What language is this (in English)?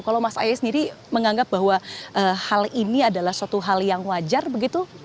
Indonesian